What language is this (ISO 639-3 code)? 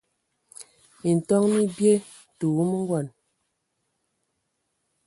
ewo